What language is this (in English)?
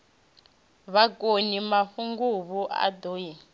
Venda